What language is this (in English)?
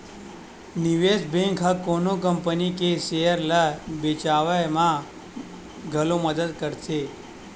Chhattisgarhi